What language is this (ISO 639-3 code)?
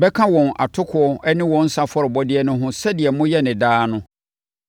aka